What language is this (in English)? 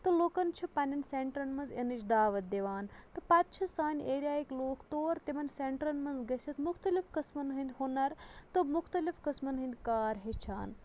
Kashmiri